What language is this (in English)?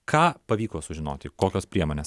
Lithuanian